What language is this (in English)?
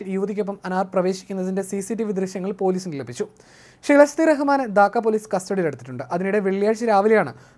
Malayalam